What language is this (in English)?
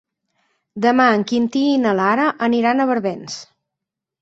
Catalan